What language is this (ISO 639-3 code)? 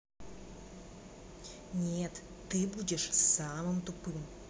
rus